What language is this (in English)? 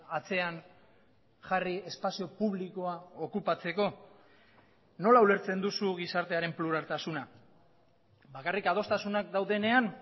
Basque